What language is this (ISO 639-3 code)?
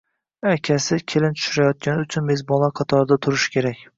uzb